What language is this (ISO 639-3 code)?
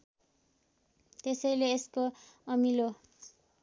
nep